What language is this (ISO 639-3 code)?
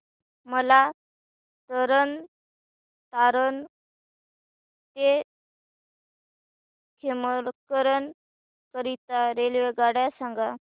mar